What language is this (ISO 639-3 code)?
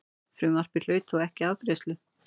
isl